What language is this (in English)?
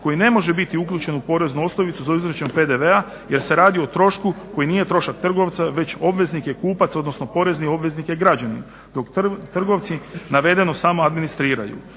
Croatian